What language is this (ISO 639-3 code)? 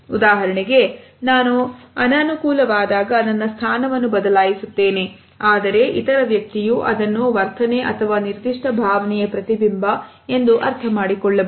kan